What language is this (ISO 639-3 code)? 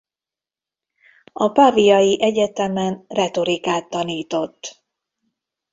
hun